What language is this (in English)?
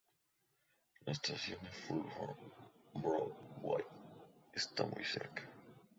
Spanish